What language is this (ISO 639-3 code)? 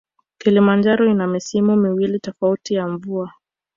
swa